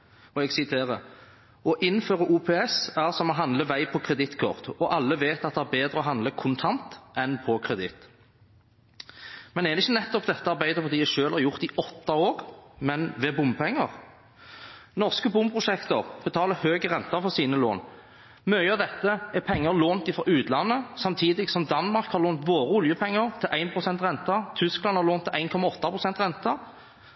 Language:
Norwegian Bokmål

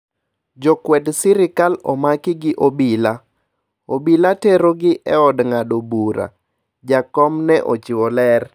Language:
Luo (Kenya and Tanzania)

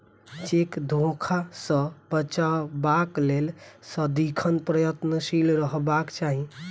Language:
Maithili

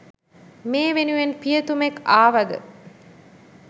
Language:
Sinhala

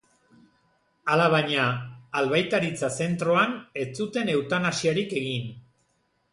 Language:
Basque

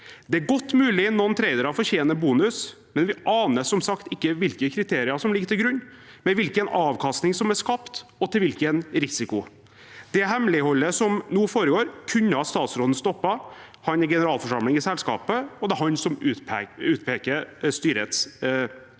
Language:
Norwegian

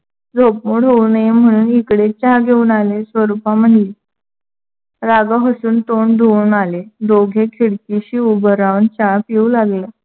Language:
Marathi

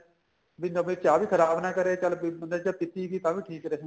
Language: Punjabi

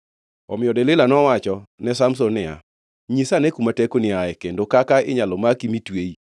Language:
Luo (Kenya and Tanzania)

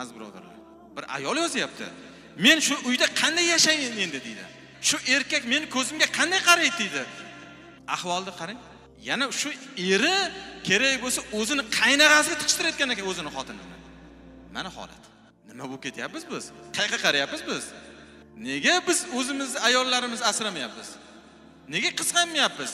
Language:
Turkish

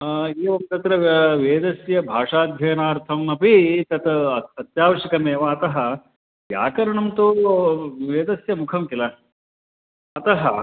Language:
Sanskrit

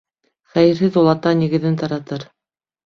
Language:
Bashkir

